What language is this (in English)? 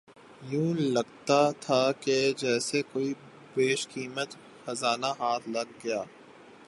Urdu